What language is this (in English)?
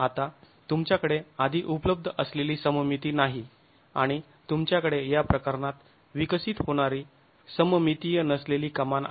Marathi